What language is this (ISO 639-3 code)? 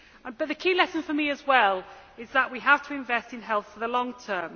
eng